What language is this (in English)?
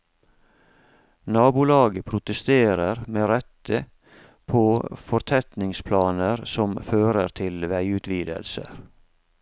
Norwegian